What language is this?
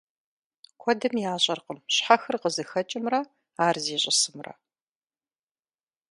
Kabardian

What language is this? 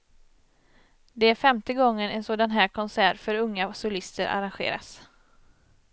Swedish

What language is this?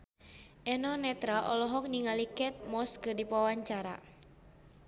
Sundanese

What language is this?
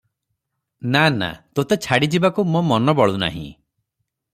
Odia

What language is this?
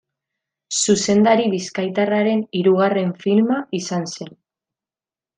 Basque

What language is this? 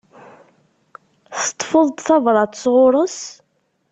Kabyle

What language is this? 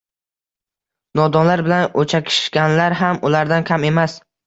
Uzbek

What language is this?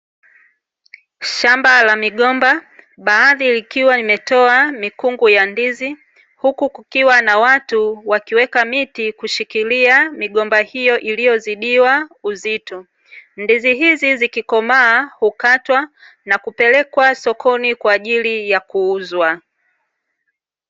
Swahili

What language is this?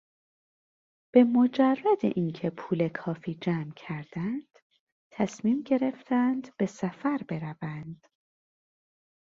Persian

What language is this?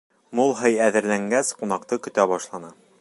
Bashkir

